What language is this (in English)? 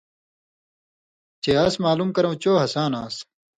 Indus Kohistani